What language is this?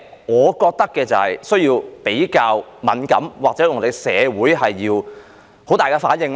Cantonese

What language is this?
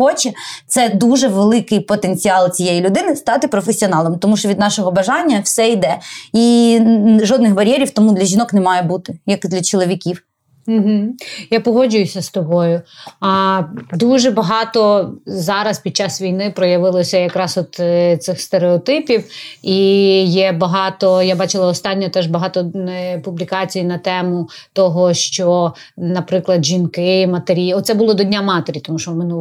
Ukrainian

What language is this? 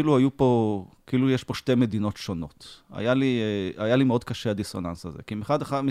Hebrew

